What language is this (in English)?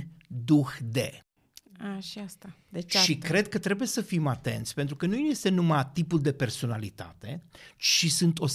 Romanian